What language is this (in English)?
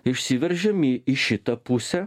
Lithuanian